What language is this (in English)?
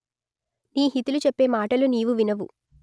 Telugu